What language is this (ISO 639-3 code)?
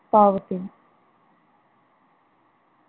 mar